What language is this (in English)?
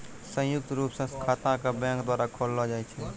Maithili